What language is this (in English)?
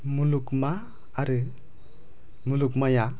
Bodo